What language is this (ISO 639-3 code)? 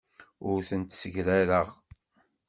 kab